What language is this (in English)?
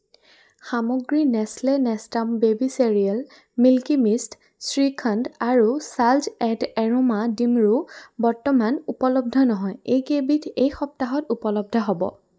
Assamese